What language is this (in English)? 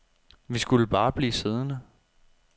Danish